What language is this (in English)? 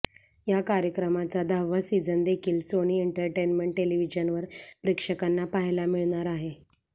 Marathi